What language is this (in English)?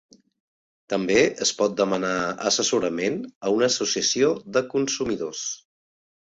Catalan